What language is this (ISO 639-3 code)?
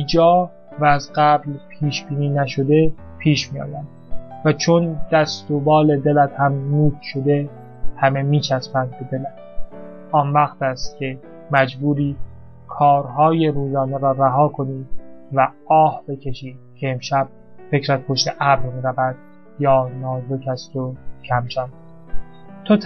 fas